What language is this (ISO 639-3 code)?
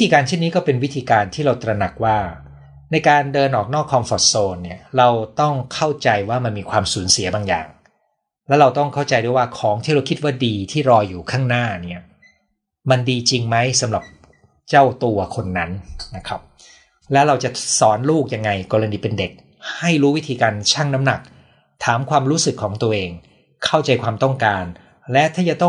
tha